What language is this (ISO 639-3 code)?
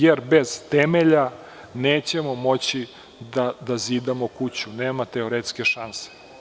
srp